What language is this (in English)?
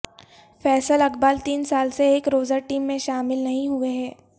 Urdu